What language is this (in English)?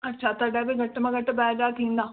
Sindhi